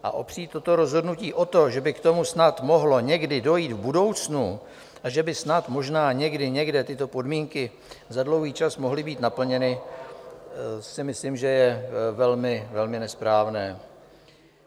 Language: Czech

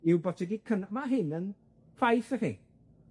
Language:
Welsh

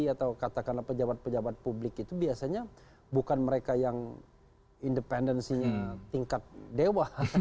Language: Indonesian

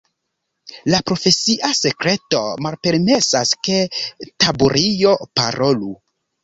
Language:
Esperanto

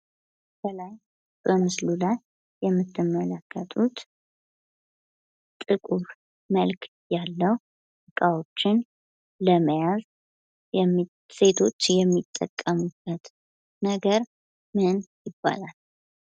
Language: Amharic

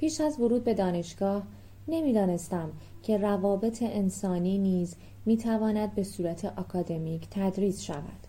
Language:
Persian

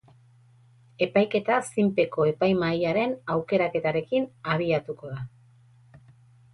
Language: Basque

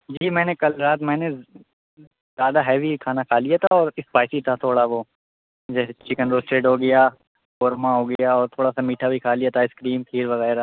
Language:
Urdu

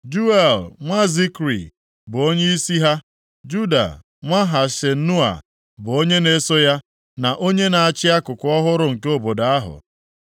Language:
Igbo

